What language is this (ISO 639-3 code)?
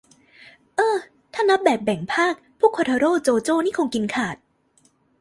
tha